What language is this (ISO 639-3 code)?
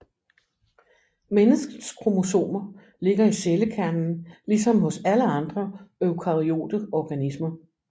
dan